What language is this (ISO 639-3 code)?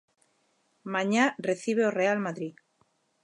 glg